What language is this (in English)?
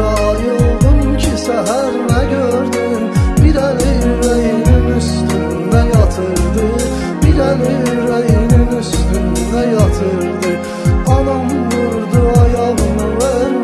Turkish